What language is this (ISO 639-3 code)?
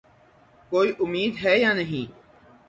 urd